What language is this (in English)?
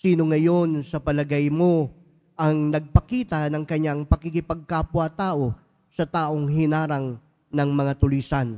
Filipino